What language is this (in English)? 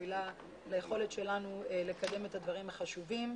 Hebrew